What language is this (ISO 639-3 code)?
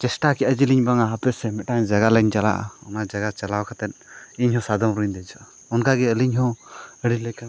sat